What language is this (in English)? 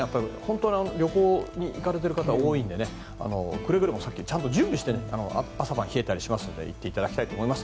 Japanese